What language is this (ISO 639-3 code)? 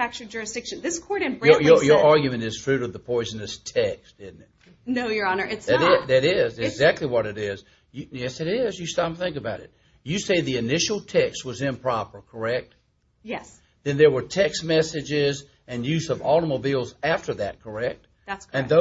eng